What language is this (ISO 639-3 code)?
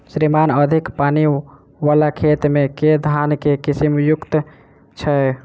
mai